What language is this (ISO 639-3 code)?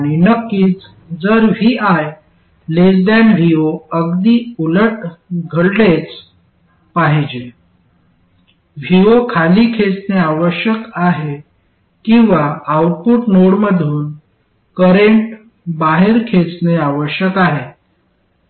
mar